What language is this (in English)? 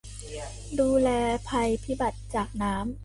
Thai